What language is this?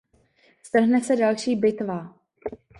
Czech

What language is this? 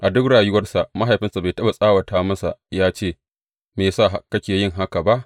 Hausa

